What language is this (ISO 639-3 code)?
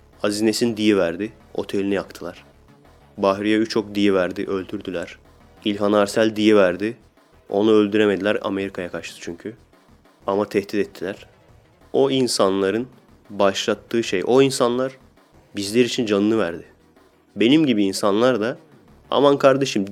tur